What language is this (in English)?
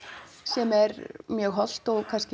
Icelandic